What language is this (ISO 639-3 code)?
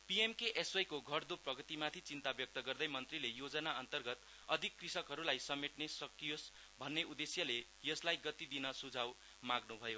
nep